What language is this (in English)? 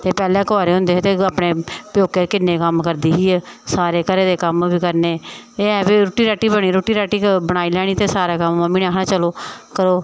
Dogri